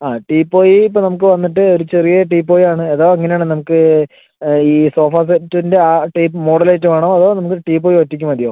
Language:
Malayalam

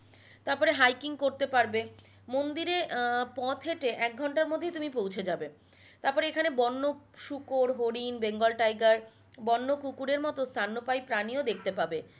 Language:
Bangla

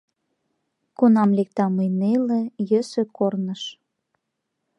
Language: Mari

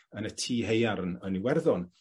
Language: Welsh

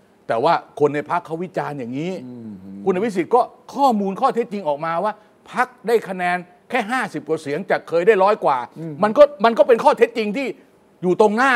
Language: Thai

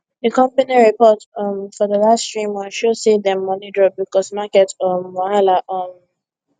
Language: Nigerian Pidgin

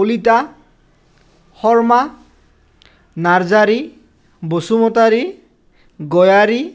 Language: Assamese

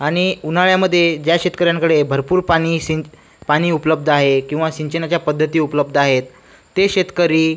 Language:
Marathi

